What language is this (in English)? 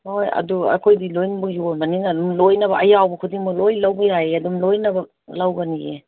Manipuri